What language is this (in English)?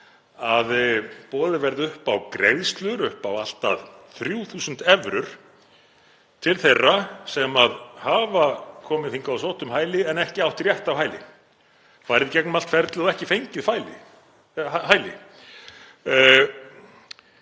Icelandic